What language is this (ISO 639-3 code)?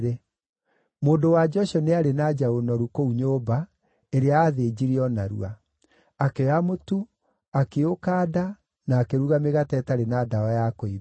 kik